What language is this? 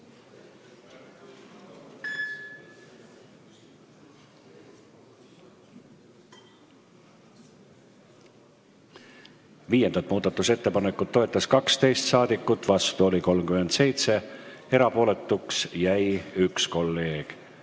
Estonian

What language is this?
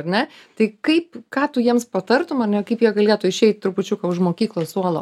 Lithuanian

